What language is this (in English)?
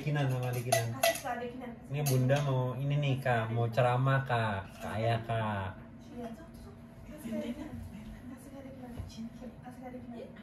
Indonesian